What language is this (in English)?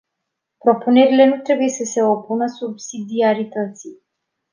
Romanian